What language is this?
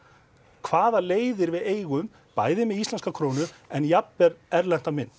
Icelandic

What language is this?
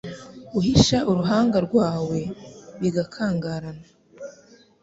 Kinyarwanda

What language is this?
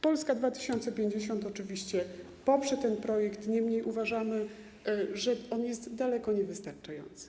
Polish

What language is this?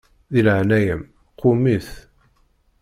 Kabyle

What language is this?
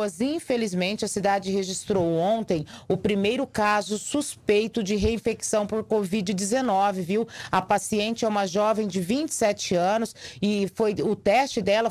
Portuguese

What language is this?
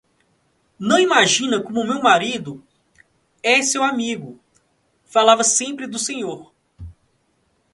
Portuguese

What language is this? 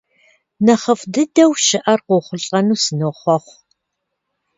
Kabardian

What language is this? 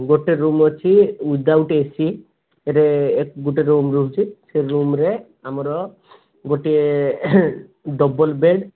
Odia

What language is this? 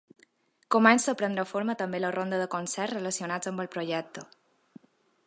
Catalan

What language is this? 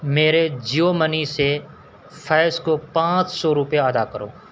Urdu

